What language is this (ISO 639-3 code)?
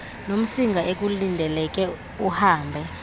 xho